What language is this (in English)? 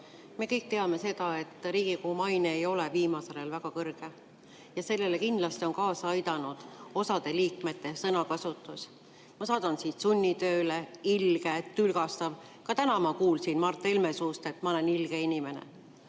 Estonian